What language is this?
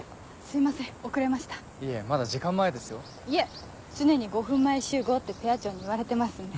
Japanese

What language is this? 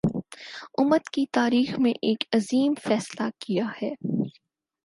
Urdu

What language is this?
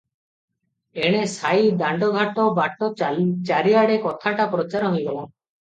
Odia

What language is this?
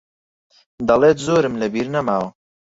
Central Kurdish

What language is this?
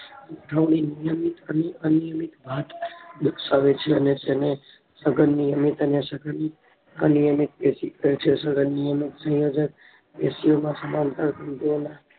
Gujarati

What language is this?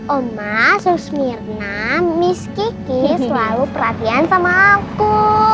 Indonesian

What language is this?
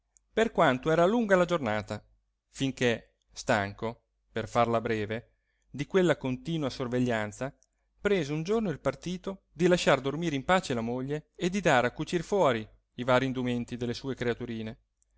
Italian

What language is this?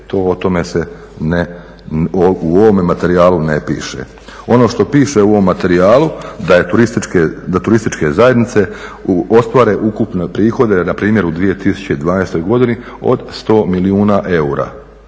Croatian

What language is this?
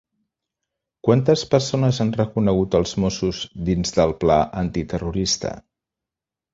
Catalan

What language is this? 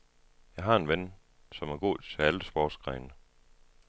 Danish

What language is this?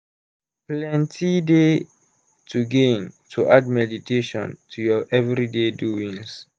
Nigerian Pidgin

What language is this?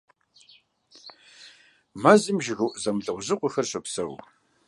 Kabardian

